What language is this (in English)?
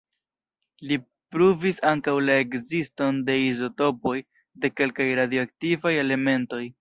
Esperanto